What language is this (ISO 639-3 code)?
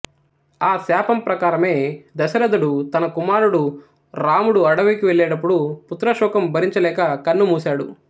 tel